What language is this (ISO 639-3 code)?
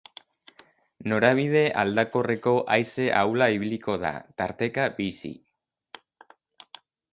eus